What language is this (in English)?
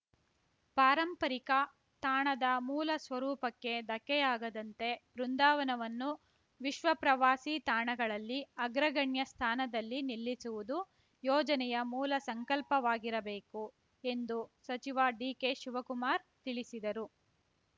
Kannada